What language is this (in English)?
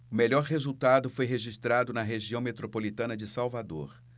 Portuguese